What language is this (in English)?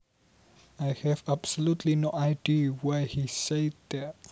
Javanese